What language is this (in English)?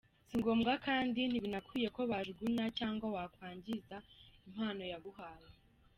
Kinyarwanda